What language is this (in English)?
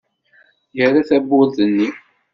Kabyle